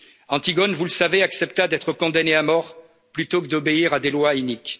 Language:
French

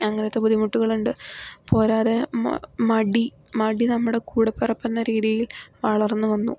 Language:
Malayalam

